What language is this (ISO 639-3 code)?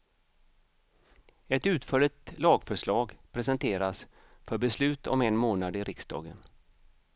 swe